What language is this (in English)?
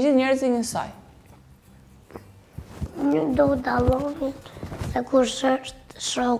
Romanian